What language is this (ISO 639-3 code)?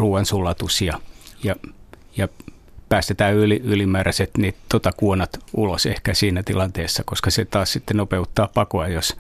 fin